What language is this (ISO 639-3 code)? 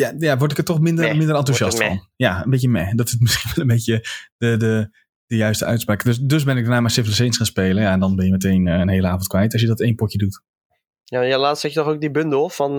nld